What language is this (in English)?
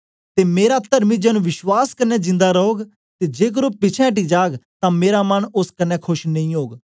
Dogri